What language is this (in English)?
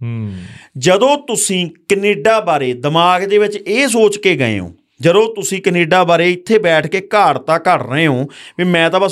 Punjabi